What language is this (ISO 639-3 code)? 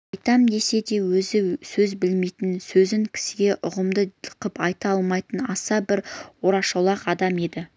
kaz